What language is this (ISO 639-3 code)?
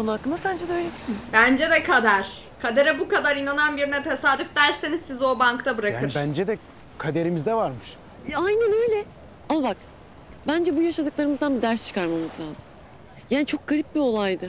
tur